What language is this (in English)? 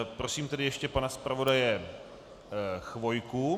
Czech